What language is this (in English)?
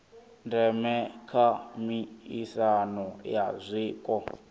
Venda